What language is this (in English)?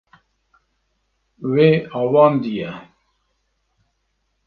Kurdish